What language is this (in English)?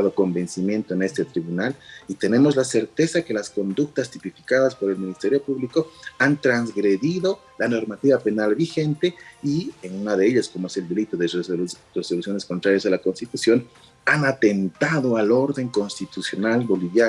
Spanish